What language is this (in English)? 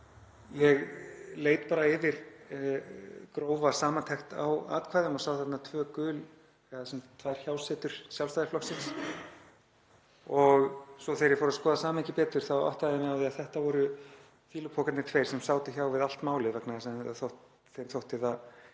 Icelandic